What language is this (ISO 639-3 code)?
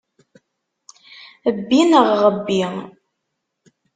kab